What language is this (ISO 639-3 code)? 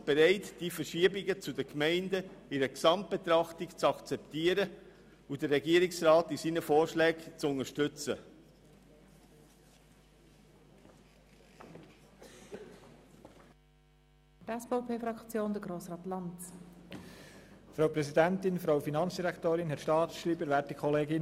gsw